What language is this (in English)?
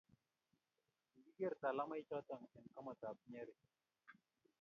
Kalenjin